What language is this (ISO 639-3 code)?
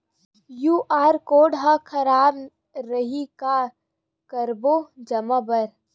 hne